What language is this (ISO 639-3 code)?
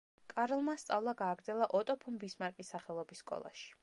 kat